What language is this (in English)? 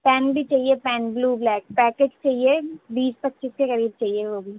Urdu